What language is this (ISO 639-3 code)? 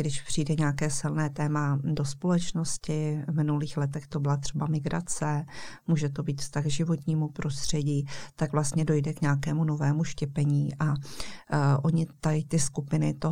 ces